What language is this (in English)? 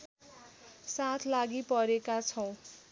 Nepali